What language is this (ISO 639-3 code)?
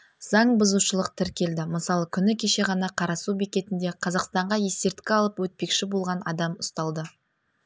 kaz